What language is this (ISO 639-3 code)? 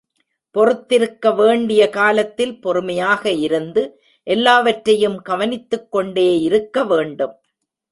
tam